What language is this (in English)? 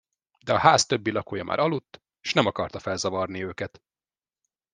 Hungarian